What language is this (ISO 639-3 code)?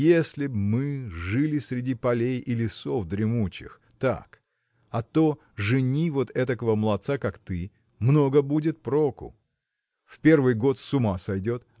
rus